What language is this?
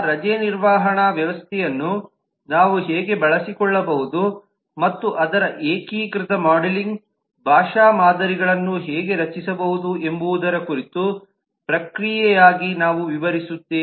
Kannada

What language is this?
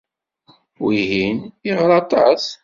Kabyle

